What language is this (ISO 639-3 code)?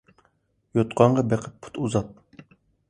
uig